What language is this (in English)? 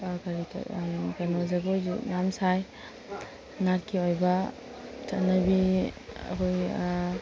Manipuri